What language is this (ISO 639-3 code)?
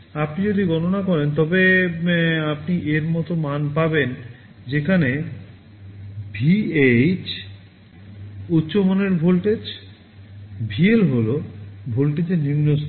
ben